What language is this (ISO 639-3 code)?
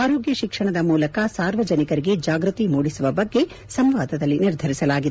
kan